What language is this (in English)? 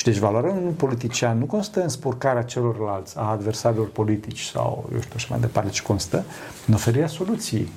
Romanian